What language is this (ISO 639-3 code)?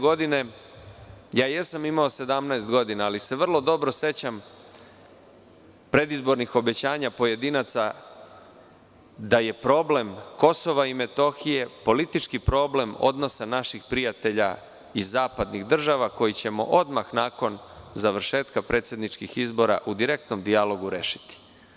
srp